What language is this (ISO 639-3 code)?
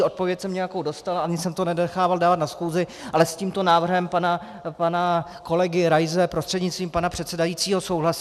ces